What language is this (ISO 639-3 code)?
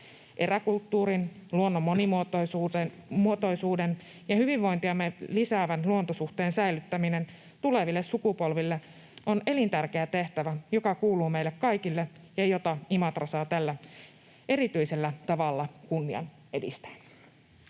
fin